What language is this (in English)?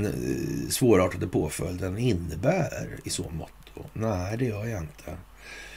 Swedish